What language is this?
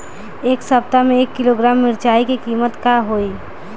Bhojpuri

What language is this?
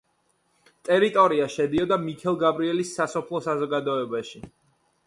Georgian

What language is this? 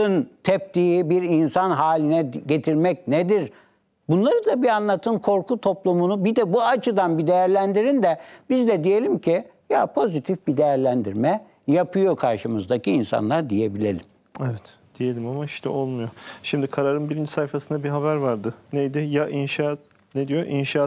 Turkish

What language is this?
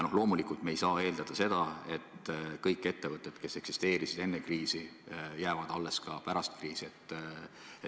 Estonian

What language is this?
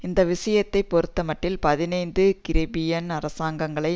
Tamil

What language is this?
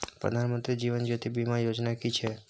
Maithili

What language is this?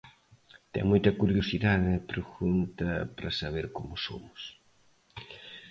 Galician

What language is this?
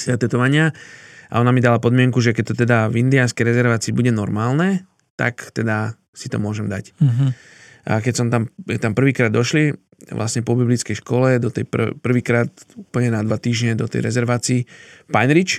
Slovak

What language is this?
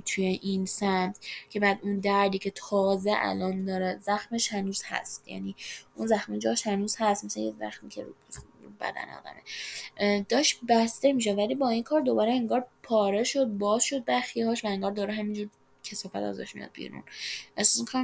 Persian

